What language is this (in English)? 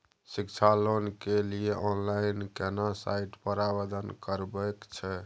Maithili